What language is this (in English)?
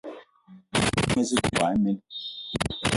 Eton (Cameroon)